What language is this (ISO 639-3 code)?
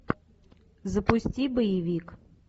rus